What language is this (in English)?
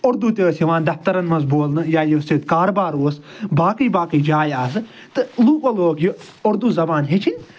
Kashmiri